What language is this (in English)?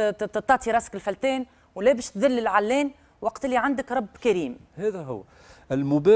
Arabic